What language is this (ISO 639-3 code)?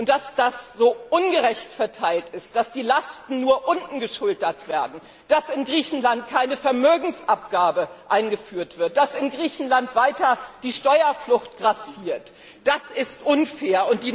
deu